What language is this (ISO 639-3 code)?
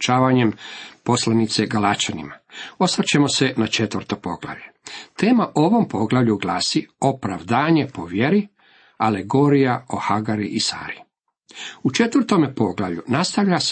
hrv